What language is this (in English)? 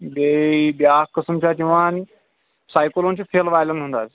Kashmiri